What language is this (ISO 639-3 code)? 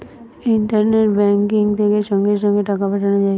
ben